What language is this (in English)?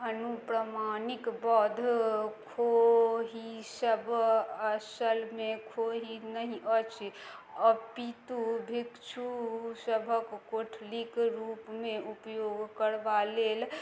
Maithili